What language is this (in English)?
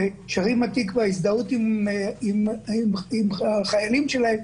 Hebrew